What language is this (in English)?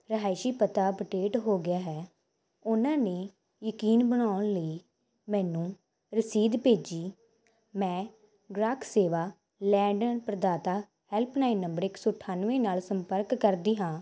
Punjabi